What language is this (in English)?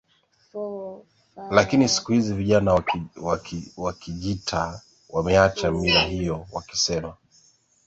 Swahili